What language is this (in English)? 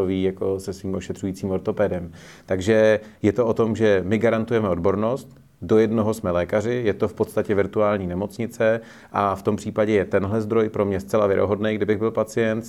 Czech